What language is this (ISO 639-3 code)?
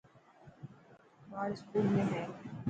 mki